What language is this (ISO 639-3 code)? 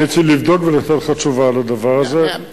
heb